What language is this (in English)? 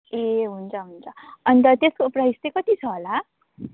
Nepali